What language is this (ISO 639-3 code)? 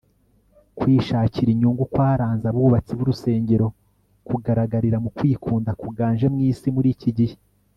kin